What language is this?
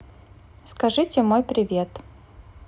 Russian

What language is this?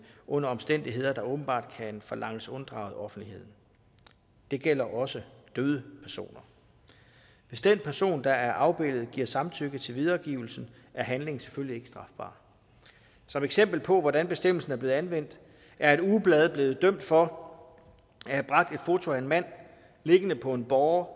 Danish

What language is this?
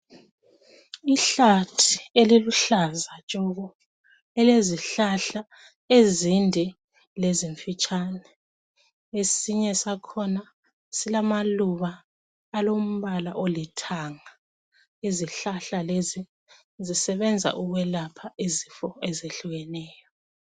North Ndebele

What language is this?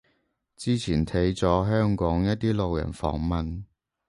Cantonese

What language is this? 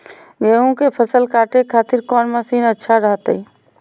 Magahi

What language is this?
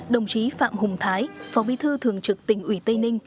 Vietnamese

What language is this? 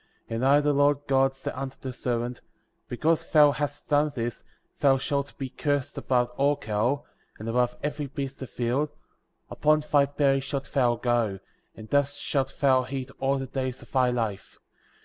English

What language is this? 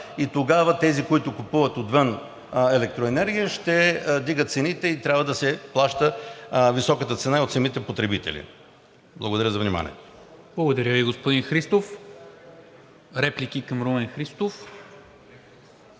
Bulgarian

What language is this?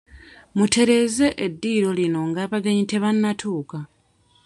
Ganda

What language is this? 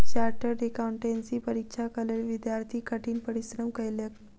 Maithili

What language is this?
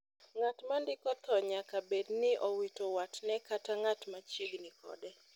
Luo (Kenya and Tanzania)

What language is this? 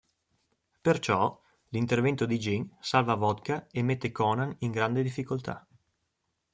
Italian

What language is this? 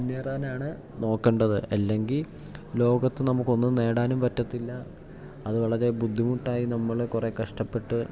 Malayalam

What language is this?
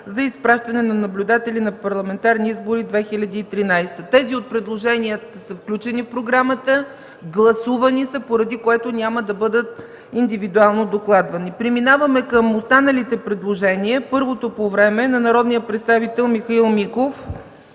Bulgarian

